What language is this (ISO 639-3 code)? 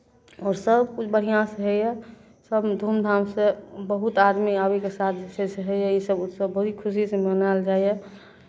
mai